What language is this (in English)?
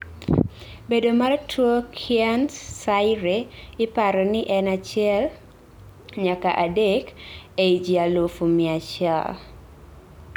Luo (Kenya and Tanzania)